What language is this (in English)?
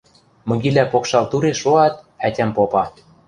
Western Mari